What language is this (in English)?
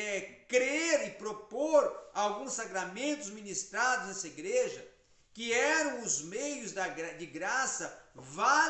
Portuguese